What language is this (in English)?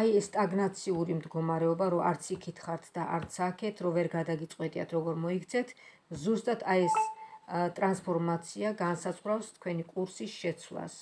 Romanian